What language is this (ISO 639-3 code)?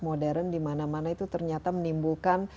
ind